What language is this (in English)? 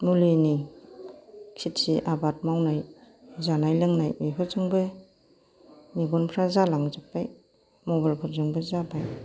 Bodo